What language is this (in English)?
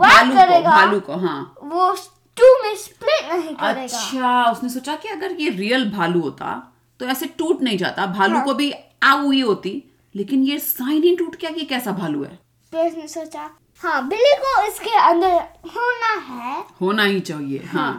Hindi